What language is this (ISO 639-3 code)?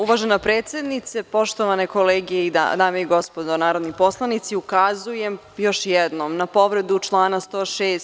srp